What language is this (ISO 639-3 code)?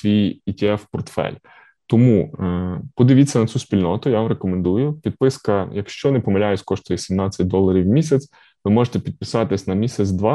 ukr